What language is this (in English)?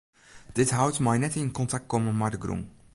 Western Frisian